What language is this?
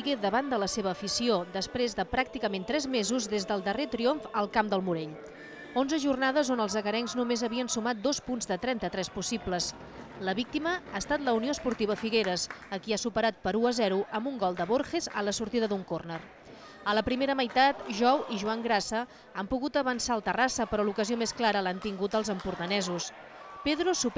Spanish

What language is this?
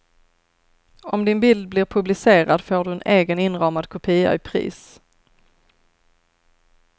Swedish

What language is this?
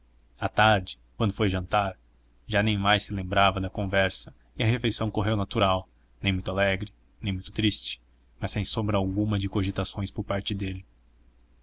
Portuguese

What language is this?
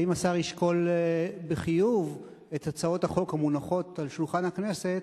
Hebrew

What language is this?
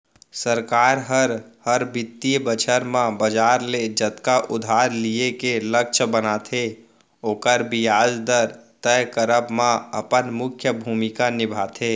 Chhattisgarhi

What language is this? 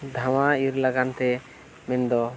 Santali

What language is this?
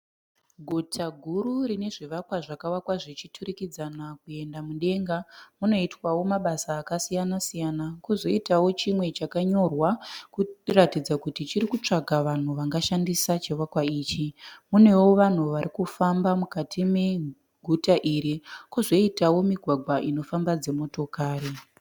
Shona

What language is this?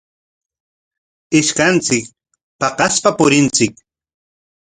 Corongo Ancash Quechua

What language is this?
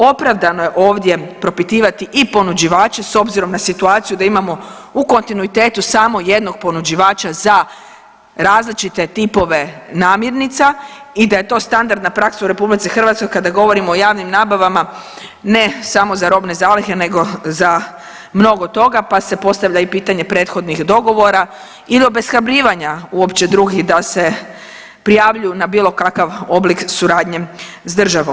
Croatian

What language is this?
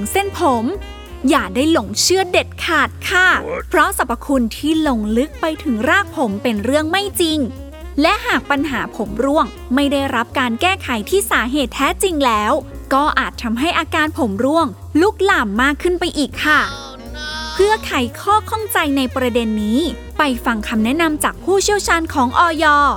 Thai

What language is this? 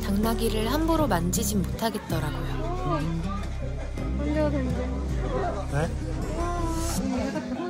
Korean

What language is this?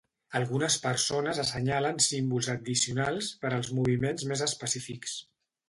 Catalan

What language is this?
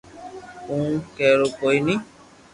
Loarki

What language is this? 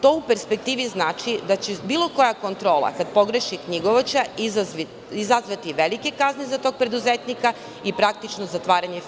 Serbian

